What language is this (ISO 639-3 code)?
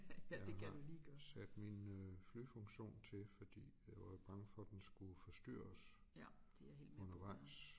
dan